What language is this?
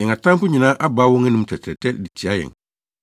Akan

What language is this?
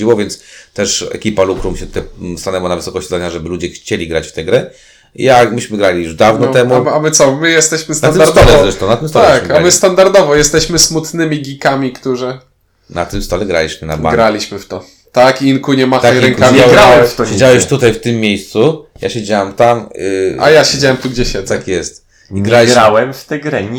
Polish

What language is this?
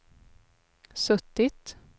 Swedish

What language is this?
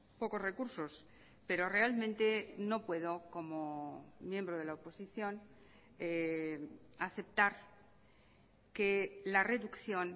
Spanish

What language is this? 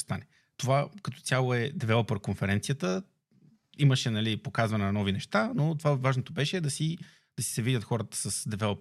Bulgarian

